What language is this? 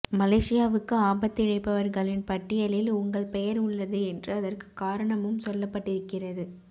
Tamil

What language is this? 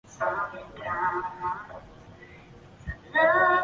Chinese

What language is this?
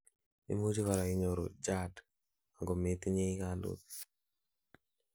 Kalenjin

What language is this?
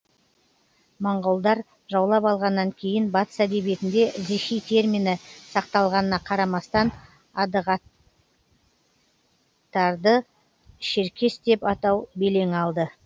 Kazakh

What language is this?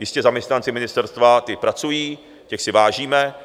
Czech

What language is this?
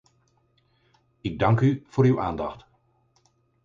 Dutch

